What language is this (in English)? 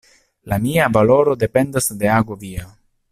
Esperanto